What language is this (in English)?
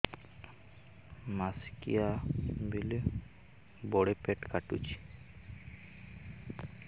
Odia